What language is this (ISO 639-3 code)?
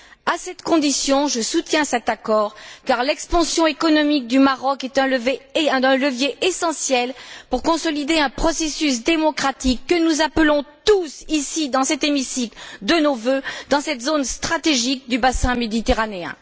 fra